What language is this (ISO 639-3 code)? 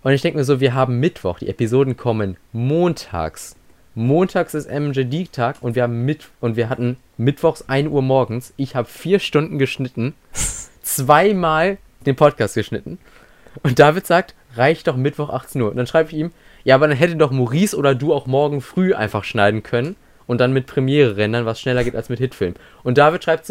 deu